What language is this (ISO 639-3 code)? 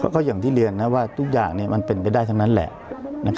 tha